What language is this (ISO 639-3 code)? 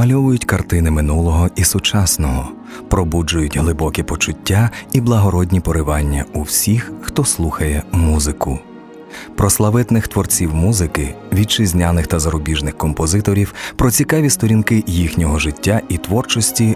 ukr